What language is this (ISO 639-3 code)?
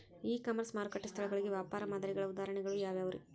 kan